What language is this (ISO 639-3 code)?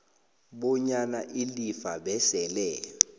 nbl